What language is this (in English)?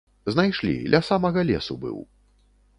Belarusian